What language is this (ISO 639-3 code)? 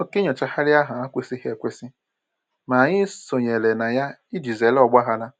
ibo